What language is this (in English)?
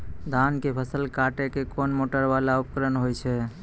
Maithili